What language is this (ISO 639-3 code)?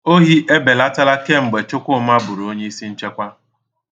ibo